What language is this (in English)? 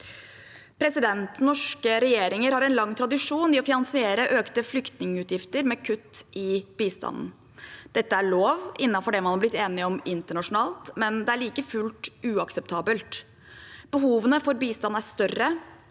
Norwegian